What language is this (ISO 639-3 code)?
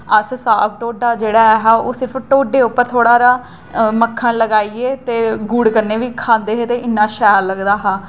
doi